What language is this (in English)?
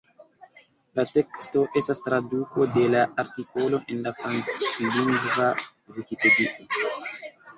Esperanto